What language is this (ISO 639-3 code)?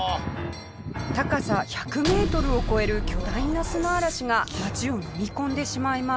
jpn